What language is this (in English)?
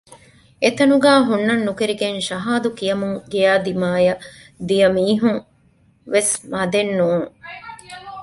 Divehi